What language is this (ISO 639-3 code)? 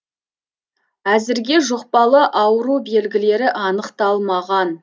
kaz